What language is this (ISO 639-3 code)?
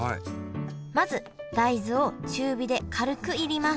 jpn